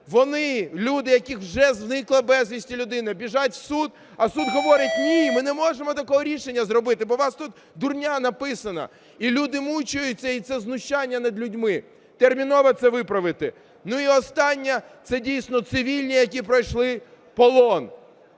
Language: Ukrainian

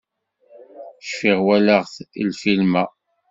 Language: Kabyle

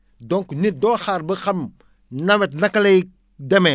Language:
Wolof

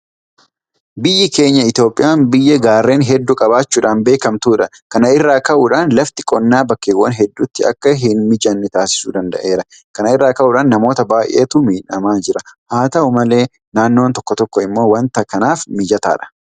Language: Oromo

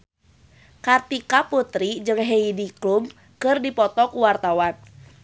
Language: Sundanese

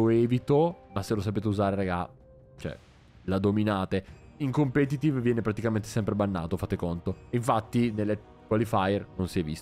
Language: Italian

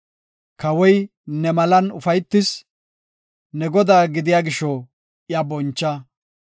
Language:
Gofa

